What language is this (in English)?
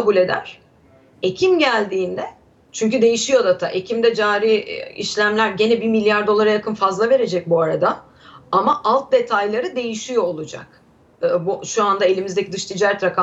Turkish